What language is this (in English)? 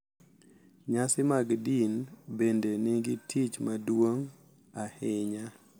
Luo (Kenya and Tanzania)